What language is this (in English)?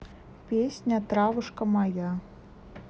Russian